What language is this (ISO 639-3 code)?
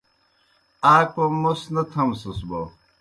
plk